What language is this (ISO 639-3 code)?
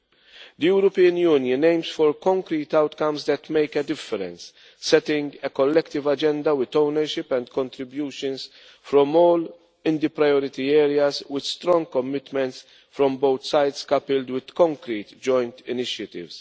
eng